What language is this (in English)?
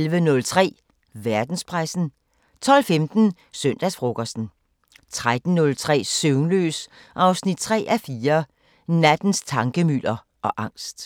Danish